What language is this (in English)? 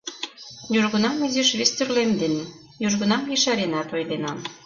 Mari